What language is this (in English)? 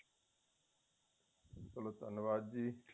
Punjabi